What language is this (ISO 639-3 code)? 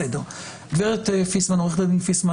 heb